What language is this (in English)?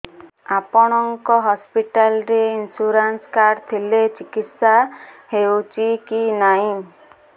Odia